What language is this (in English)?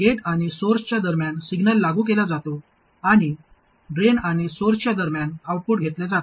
Marathi